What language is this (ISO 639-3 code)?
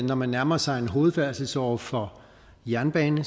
dan